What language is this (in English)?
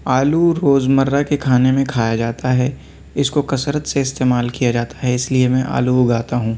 Urdu